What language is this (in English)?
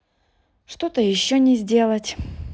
Russian